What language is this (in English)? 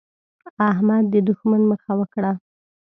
Pashto